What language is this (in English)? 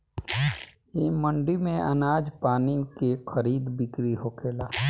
Bhojpuri